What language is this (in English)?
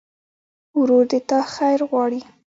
Pashto